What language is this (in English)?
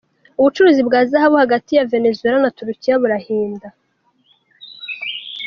Kinyarwanda